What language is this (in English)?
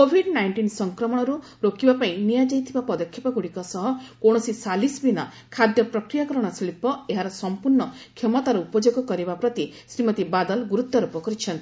Odia